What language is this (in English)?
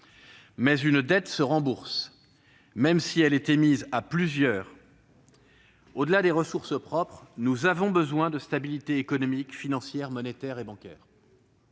French